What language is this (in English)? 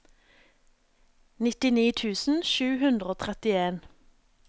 Norwegian